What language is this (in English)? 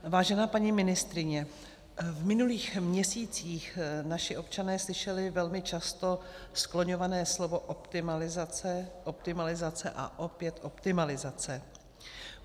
Czech